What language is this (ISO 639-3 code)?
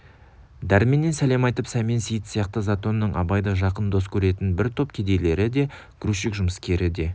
kaz